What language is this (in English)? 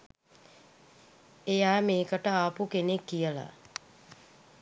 Sinhala